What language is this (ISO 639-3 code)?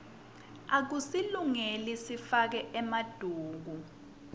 ssw